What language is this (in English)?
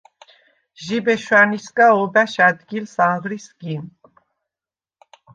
Svan